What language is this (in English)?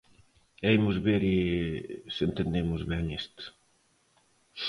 Galician